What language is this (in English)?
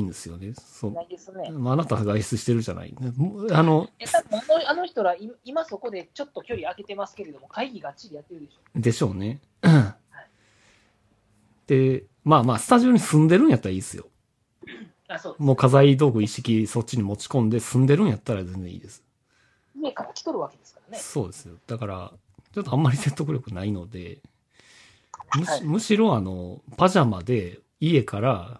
Japanese